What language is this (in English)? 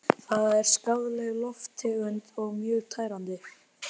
Icelandic